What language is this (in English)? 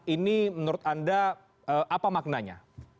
Indonesian